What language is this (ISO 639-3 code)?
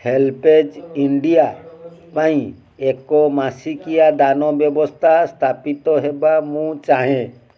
ori